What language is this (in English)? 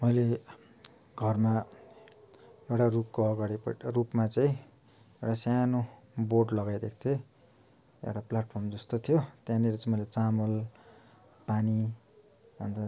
Nepali